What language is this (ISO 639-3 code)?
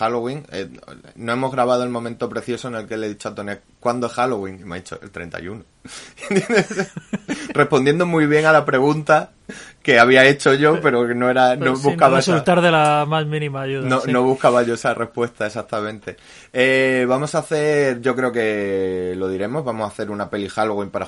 spa